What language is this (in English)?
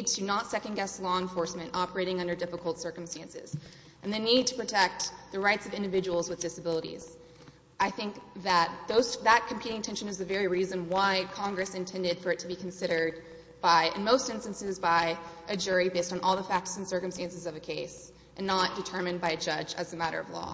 English